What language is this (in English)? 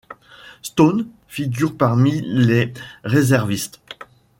French